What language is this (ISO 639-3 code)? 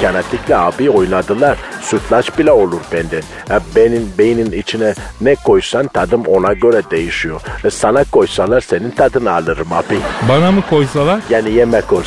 tur